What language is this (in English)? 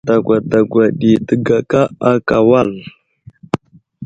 Wuzlam